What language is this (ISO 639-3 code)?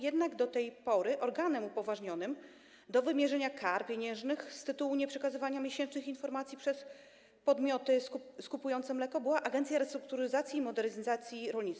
pol